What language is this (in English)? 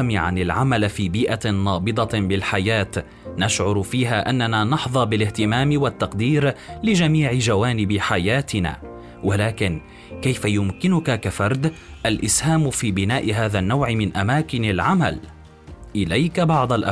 Arabic